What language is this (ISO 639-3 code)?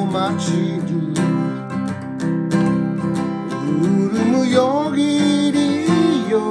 kor